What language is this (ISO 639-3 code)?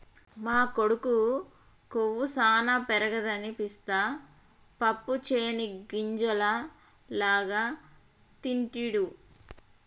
tel